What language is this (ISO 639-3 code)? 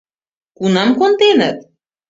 chm